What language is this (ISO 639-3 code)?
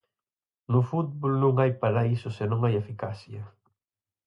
glg